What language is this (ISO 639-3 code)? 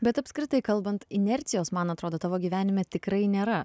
lit